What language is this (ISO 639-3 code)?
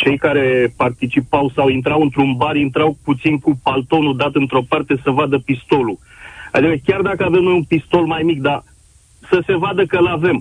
ron